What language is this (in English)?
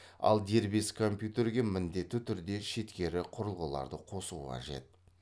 Kazakh